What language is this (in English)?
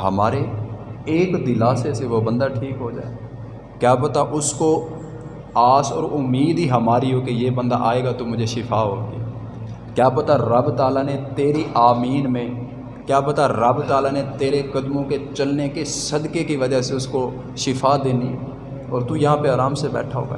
Urdu